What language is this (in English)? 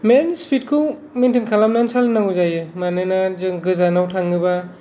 Bodo